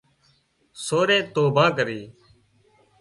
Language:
Wadiyara Koli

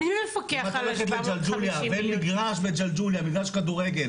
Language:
Hebrew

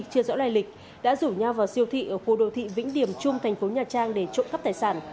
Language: Vietnamese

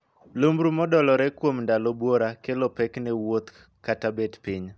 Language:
Luo (Kenya and Tanzania)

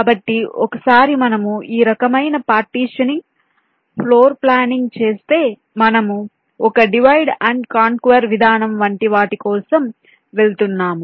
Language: Telugu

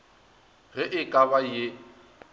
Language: Northern Sotho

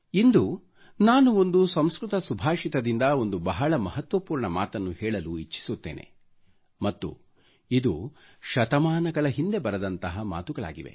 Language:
Kannada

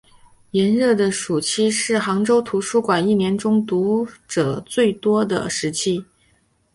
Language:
Chinese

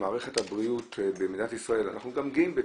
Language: Hebrew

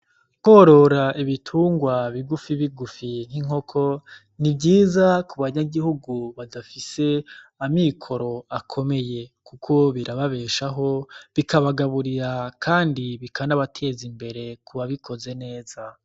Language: Rundi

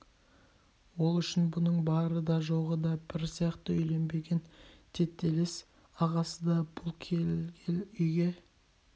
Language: Kazakh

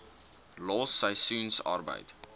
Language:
Afrikaans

